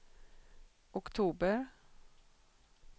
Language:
Swedish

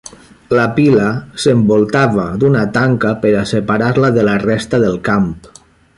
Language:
Catalan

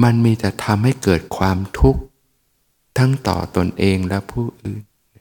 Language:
Thai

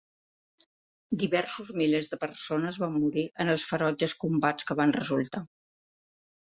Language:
Catalan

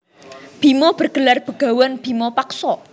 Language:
Javanese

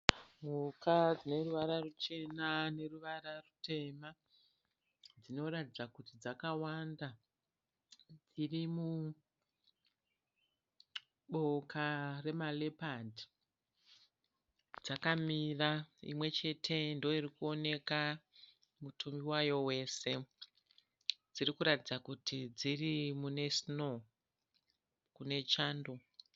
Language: Shona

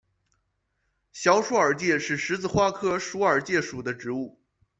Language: Chinese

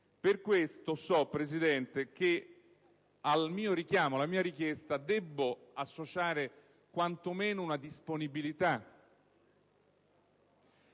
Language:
Italian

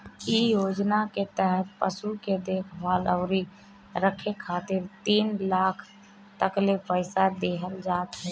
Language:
Bhojpuri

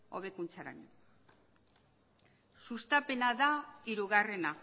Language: Basque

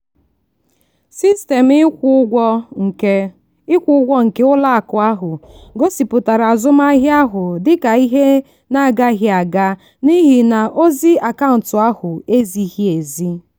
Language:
Igbo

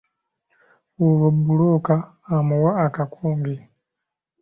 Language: Ganda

